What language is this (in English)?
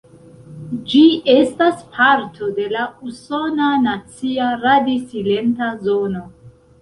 Esperanto